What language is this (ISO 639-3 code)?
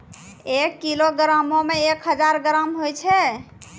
mai